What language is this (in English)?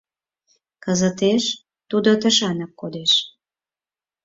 Mari